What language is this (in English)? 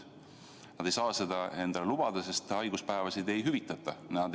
Estonian